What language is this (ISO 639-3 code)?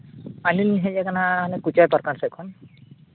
sat